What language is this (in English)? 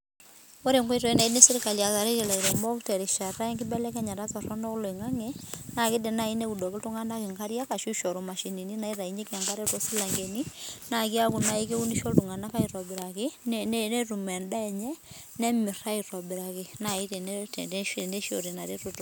Masai